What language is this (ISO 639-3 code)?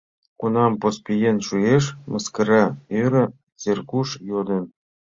chm